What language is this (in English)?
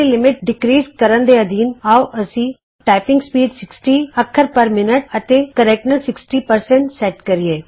Punjabi